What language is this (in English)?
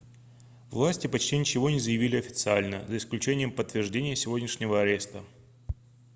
Russian